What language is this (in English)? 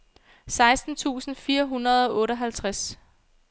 Danish